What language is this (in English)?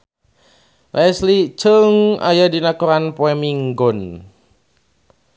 Sundanese